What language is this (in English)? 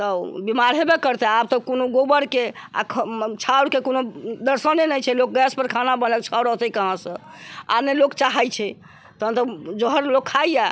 Maithili